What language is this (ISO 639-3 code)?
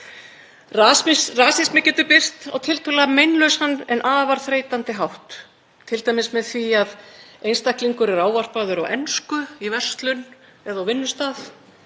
isl